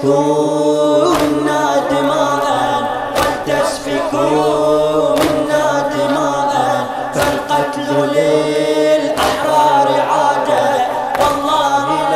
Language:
Arabic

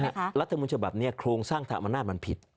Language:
Thai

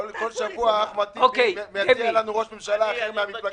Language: Hebrew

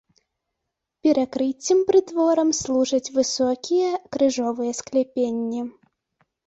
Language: Belarusian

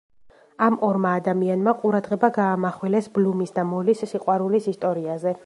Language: Georgian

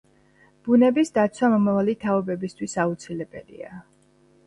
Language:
Georgian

